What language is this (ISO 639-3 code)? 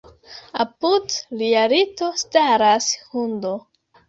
epo